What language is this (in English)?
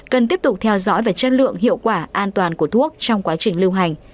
Vietnamese